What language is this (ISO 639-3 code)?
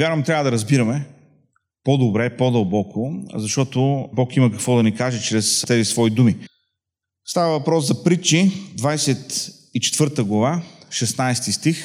bul